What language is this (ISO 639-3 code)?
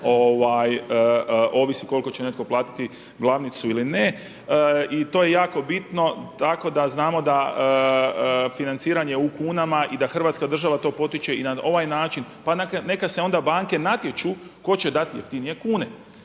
hrv